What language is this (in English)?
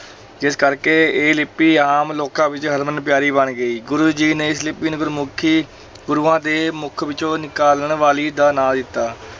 Punjabi